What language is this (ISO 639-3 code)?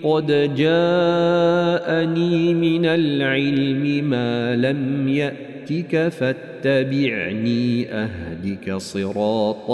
ara